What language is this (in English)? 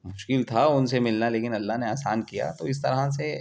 Urdu